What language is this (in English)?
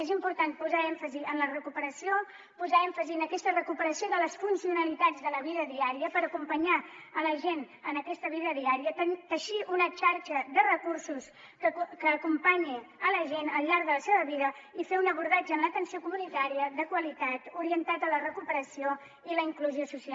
Catalan